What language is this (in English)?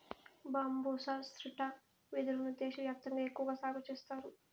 Telugu